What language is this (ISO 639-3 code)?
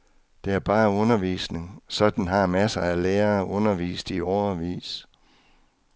dan